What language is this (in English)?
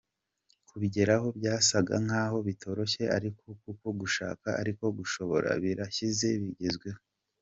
Kinyarwanda